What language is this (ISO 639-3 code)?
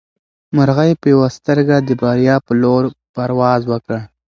pus